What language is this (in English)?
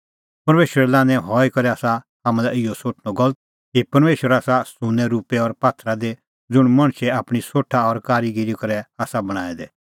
Kullu Pahari